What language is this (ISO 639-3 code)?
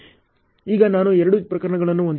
kan